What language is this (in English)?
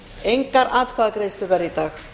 Icelandic